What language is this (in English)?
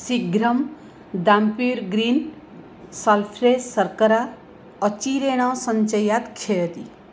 Sanskrit